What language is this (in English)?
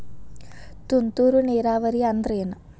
Kannada